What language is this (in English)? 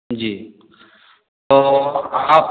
Hindi